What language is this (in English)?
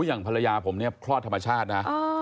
Thai